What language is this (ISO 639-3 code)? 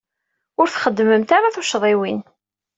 kab